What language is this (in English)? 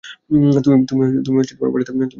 Bangla